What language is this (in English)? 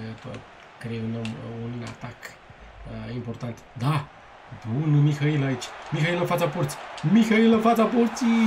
Romanian